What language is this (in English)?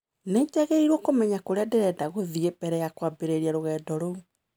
Kikuyu